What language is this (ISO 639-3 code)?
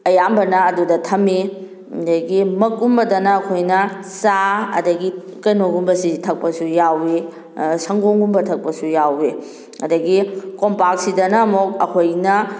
mni